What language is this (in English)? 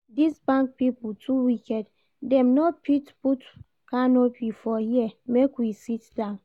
Nigerian Pidgin